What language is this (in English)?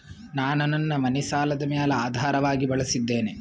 Kannada